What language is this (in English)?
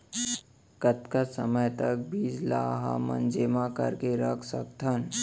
Chhattisgarhi